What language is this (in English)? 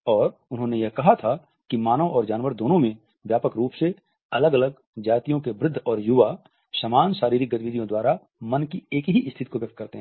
Hindi